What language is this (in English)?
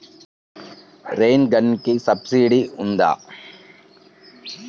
Telugu